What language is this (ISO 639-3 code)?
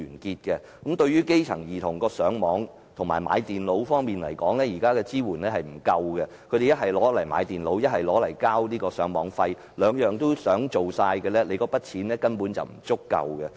yue